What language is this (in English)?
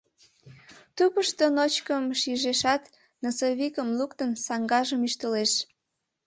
Mari